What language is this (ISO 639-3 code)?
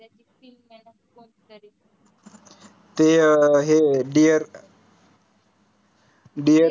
mar